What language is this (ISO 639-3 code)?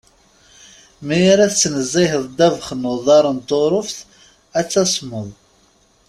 kab